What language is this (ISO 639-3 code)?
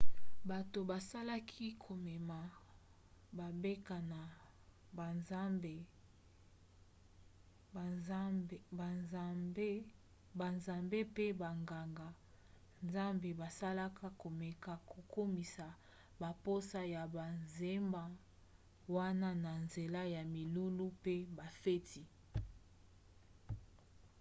lin